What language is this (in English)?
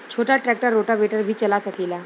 Bhojpuri